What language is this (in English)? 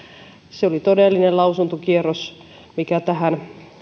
Finnish